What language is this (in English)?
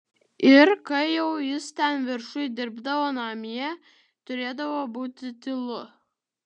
Lithuanian